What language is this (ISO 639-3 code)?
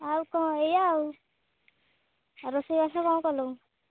ori